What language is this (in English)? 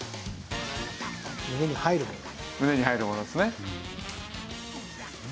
Japanese